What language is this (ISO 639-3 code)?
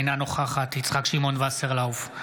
heb